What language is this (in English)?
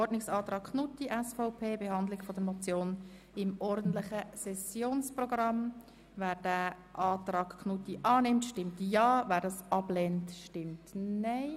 Swiss German